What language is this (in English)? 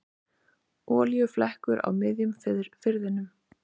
Icelandic